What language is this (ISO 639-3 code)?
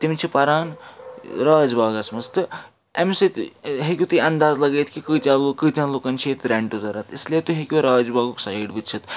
kas